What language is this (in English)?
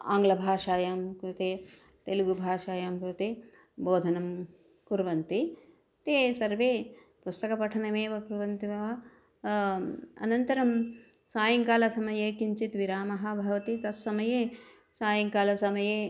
Sanskrit